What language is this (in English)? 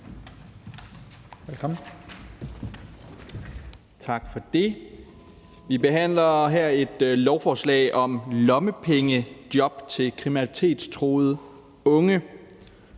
Danish